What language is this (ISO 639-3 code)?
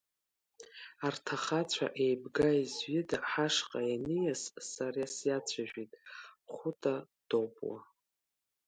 abk